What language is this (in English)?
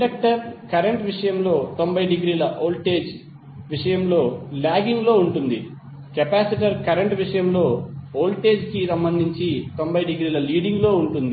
Telugu